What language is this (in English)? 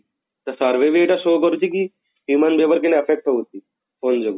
Odia